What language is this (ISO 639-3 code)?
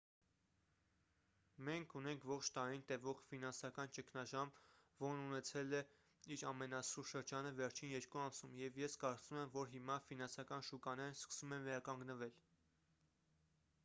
hye